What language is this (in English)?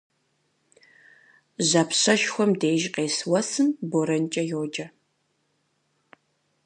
Kabardian